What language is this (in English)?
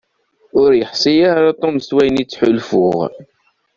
Kabyle